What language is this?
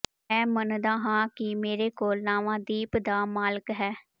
Punjabi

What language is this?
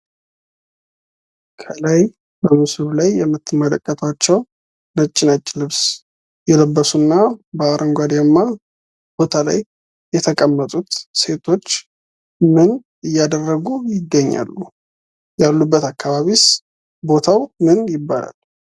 Amharic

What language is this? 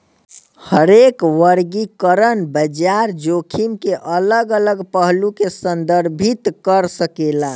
Bhojpuri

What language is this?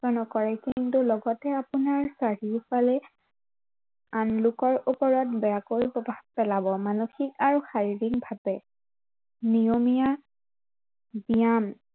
Assamese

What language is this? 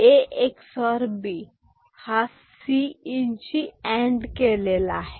Marathi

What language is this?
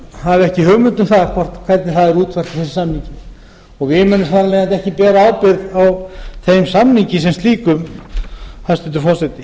Icelandic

